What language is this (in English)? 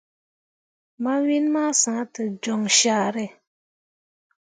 Mundang